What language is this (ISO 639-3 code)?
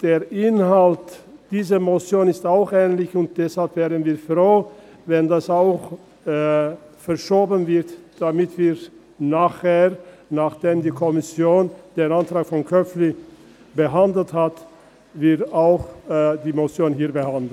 gsw